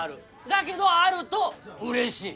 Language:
Japanese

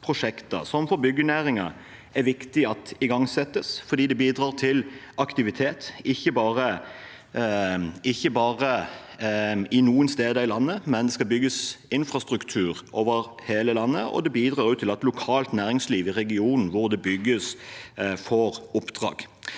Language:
Norwegian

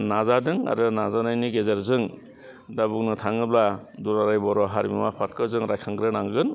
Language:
Bodo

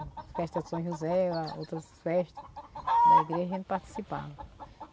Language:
Portuguese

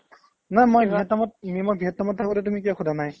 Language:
Assamese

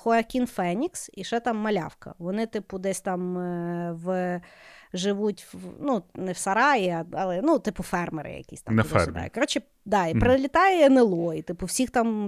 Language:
Ukrainian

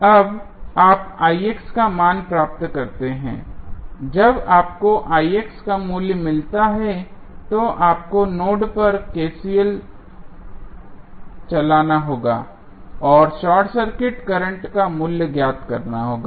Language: Hindi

